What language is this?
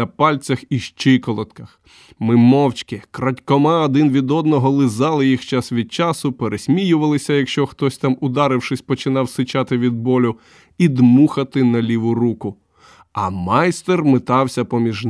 Ukrainian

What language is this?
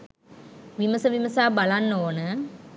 Sinhala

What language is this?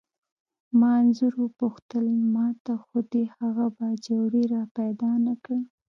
Pashto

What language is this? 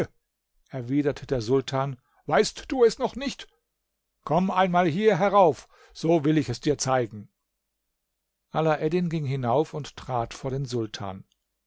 German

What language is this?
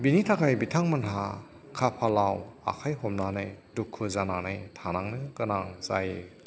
Bodo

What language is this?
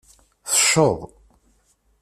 Kabyle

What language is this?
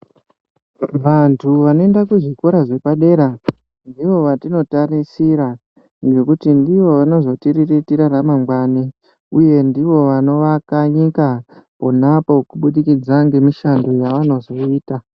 Ndau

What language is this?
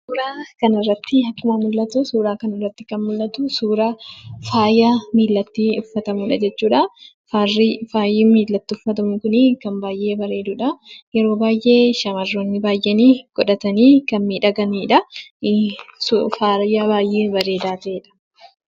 Oromo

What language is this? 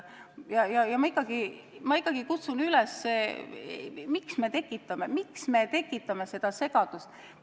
Estonian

